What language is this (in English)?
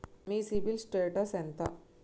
Telugu